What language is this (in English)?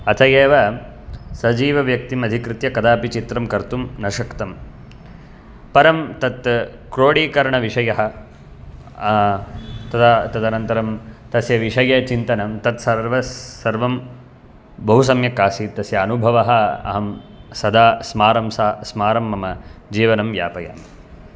Sanskrit